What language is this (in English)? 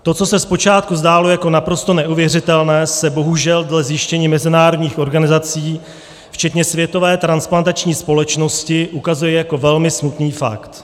Czech